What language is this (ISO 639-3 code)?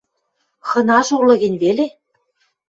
mrj